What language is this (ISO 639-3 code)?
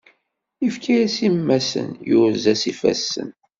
kab